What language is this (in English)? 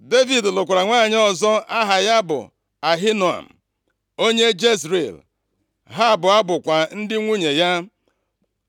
Igbo